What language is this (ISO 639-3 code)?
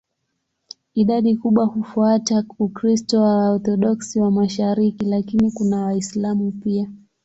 swa